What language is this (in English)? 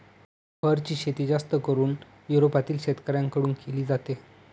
Marathi